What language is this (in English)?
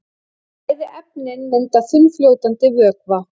Icelandic